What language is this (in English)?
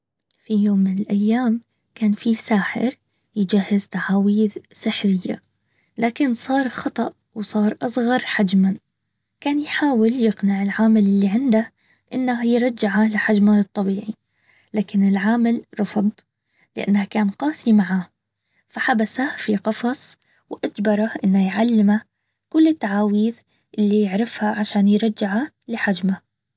Baharna Arabic